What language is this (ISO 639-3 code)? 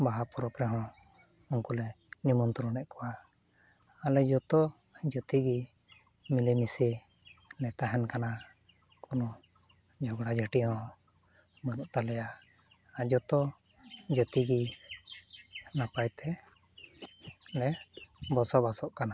sat